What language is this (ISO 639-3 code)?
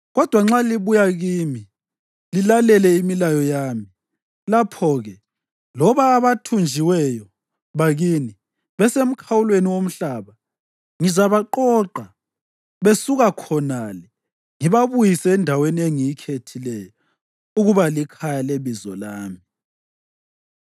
nde